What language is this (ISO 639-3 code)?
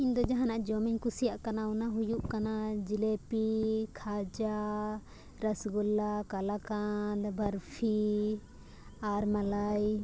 sat